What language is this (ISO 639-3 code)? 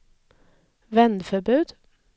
swe